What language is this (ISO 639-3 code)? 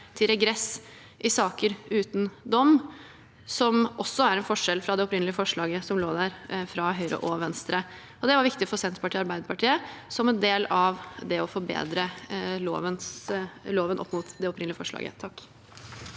nor